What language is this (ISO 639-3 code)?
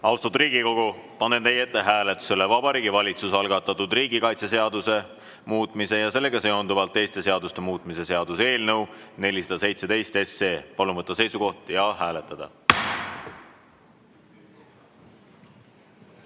est